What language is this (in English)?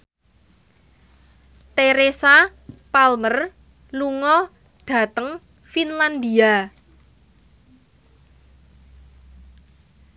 Javanese